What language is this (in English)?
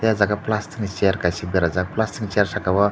Kok Borok